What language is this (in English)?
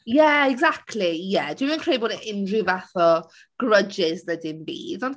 Welsh